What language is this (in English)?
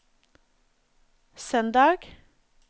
Norwegian